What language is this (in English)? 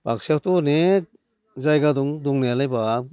Bodo